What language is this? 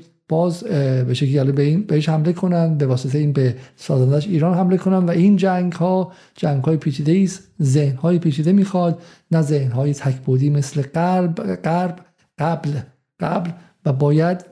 Persian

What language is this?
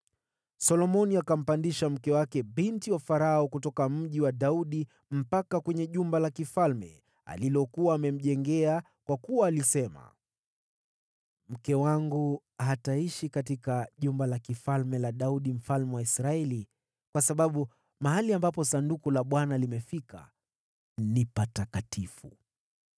Swahili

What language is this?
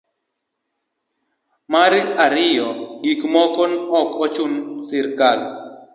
Luo (Kenya and Tanzania)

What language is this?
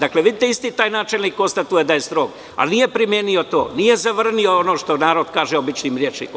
Serbian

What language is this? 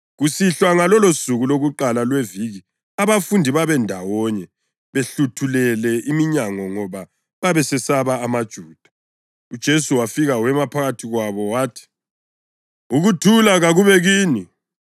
North Ndebele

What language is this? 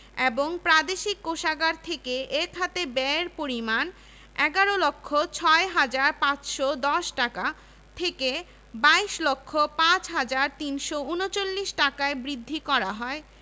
Bangla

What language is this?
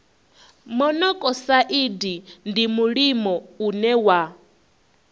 Venda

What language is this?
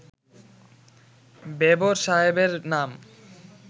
Bangla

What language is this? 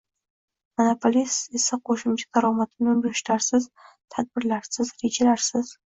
Uzbek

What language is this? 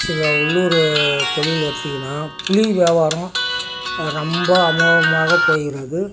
Tamil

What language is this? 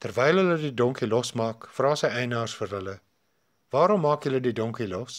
Dutch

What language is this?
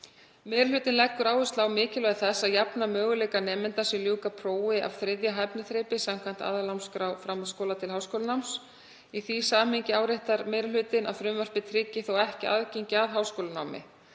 Icelandic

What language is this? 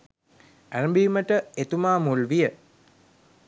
Sinhala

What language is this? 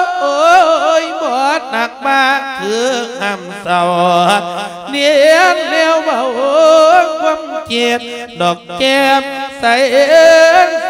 Thai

